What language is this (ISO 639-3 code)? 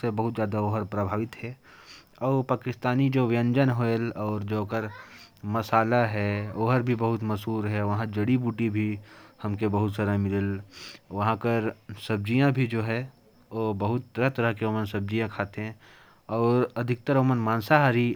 kfp